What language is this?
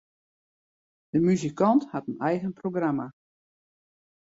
Western Frisian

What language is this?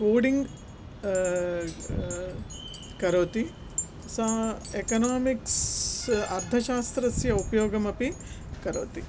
Sanskrit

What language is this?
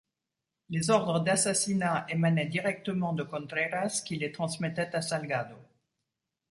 French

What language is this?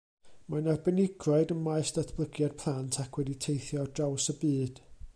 Welsh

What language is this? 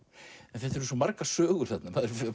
Icelandic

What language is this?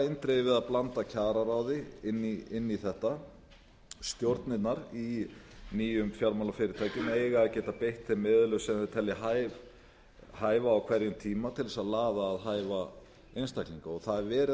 Icelandic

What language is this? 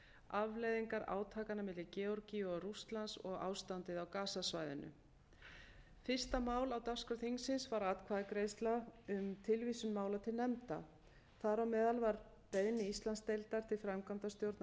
Icelandic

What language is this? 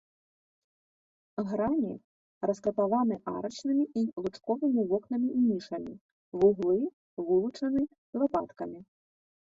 Belarusian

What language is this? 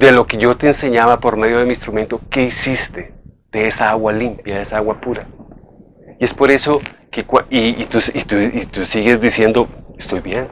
Spanish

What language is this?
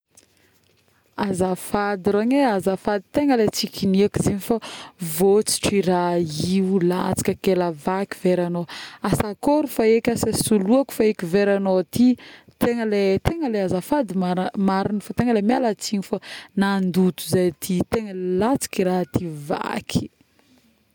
Northern Betsimisaraka Malagasy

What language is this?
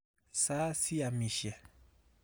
Kalenjin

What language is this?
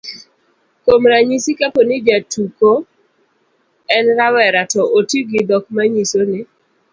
Luo (Kenya and Tanzania)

